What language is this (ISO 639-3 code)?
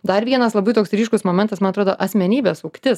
lit